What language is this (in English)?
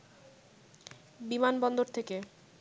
Bangla